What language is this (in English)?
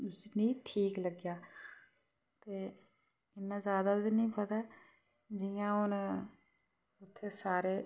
Dogri